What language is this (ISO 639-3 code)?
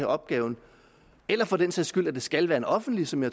dan